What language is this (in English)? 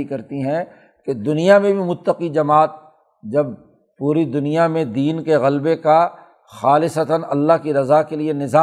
Urdu